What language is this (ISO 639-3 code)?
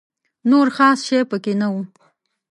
pus